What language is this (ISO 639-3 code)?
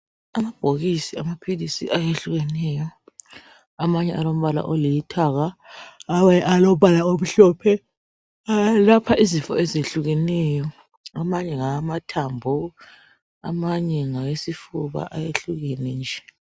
nde